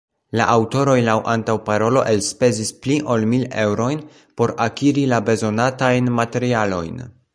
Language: Esperanto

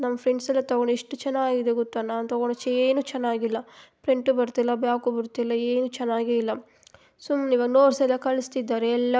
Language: Kannada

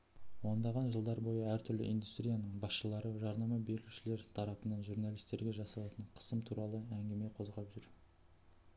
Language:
Kazakh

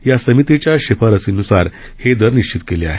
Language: Marathi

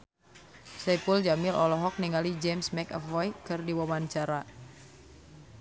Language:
Sundanese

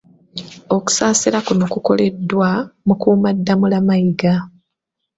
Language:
Ganda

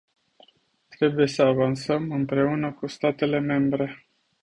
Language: Romanian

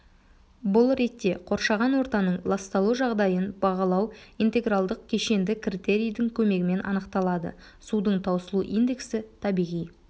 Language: Kazakh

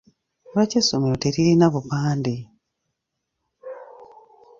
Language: Ganda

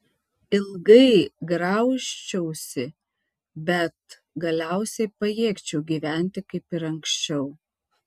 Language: Lithuanian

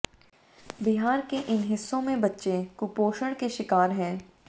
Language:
Hindi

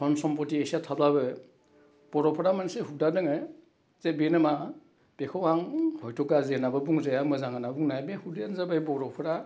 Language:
Bodo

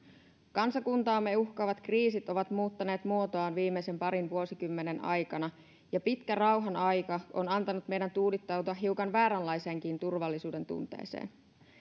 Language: Finnish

